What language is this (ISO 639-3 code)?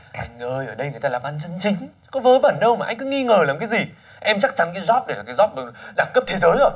vie